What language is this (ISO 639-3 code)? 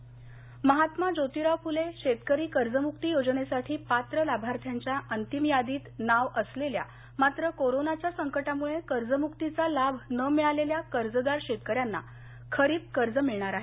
mar